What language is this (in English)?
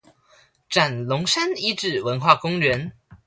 Chinese